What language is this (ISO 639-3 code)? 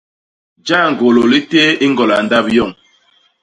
bas